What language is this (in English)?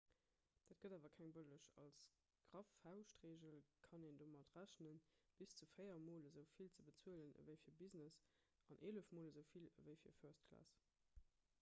Luxembourgish